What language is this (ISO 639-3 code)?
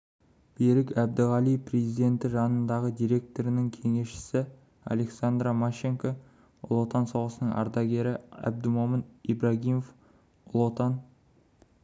kaz